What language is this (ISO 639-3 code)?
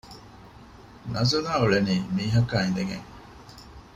div